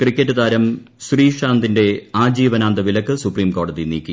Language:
Malayalam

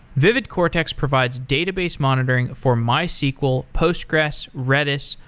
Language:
English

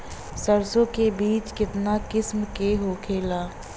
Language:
Bhojpuri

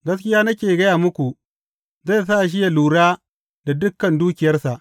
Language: Hausa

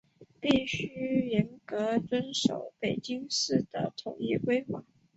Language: Chinese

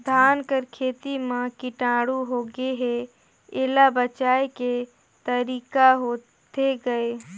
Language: Chhattisgarhi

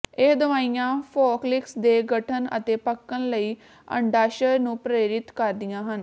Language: Punjabi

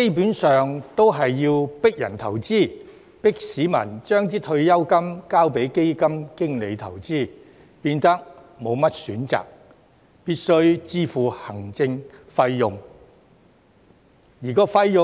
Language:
Cantonese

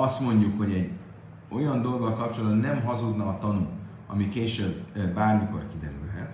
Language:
Hungarian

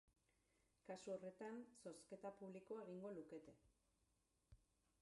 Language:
Basque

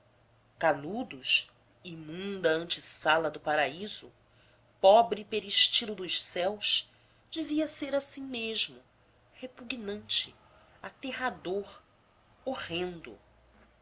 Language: Portuguese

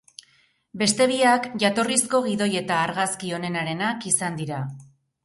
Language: Basque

